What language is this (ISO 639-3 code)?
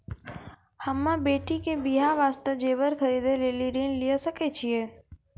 mai